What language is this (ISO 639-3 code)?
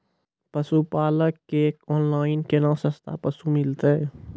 mai